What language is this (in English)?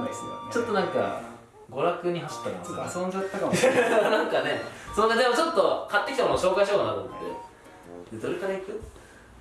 Japanese